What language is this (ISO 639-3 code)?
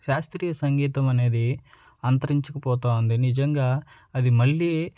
tel